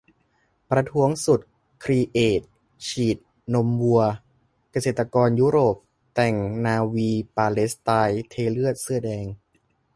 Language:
Thai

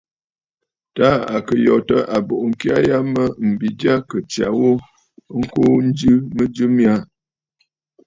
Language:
Bafut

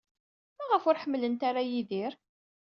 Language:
Kabyle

